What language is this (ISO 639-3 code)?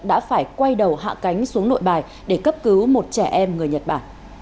vie